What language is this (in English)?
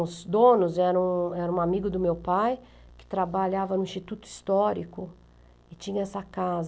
Portuguese